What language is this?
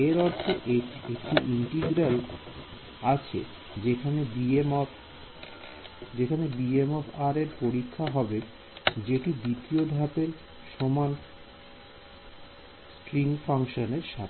Bangla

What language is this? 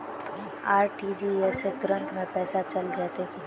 Magahi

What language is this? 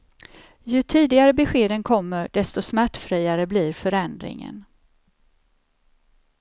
Swedish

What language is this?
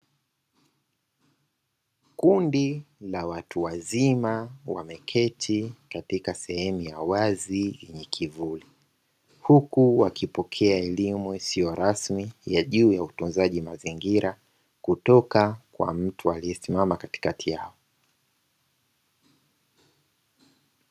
Swahili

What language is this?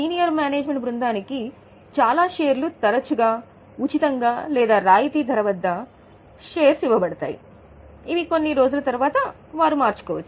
Telugu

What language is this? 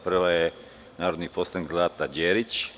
Serbian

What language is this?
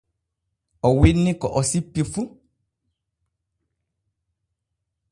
Borgu Fulfulde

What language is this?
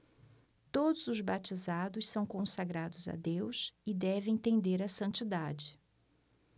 Portuguese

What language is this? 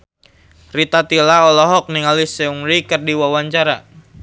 Sundanese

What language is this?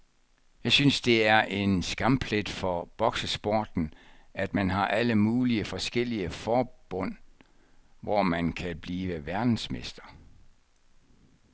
Danish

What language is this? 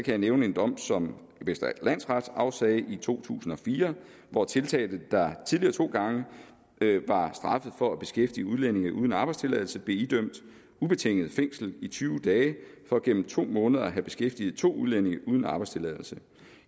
Danish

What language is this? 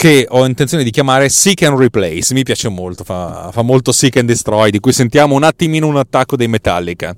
Italian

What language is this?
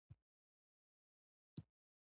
Pashto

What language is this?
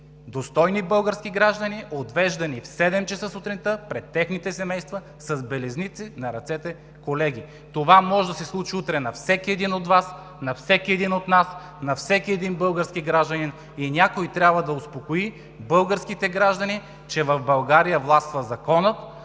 Bulgarian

